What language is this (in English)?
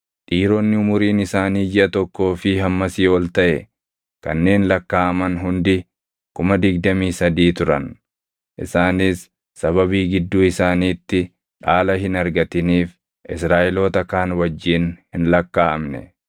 Oromo